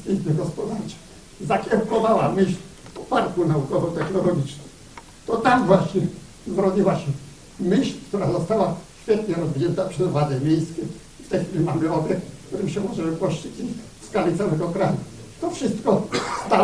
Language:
Polish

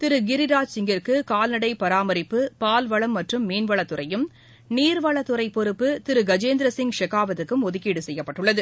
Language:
Tamil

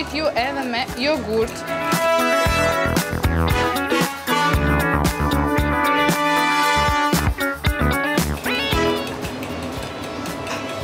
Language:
Russian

